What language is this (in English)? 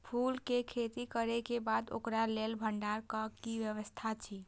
Maithili